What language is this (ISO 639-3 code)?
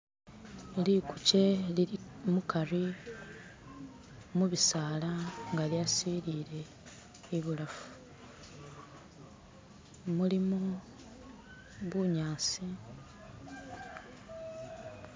myx